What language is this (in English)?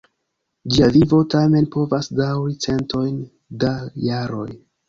Esperanto